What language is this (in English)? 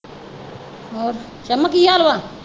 Punjabi